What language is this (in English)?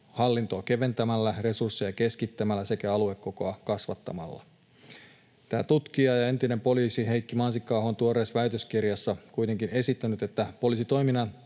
Finnish